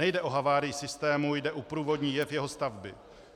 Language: Czech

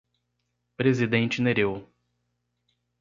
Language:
Portuguese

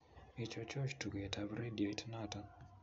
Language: Kalenjin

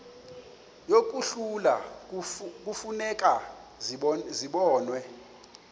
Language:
Xhosa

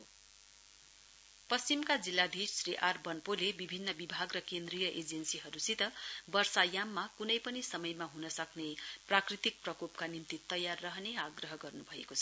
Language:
Nepali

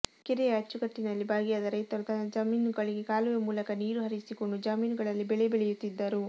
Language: Kannada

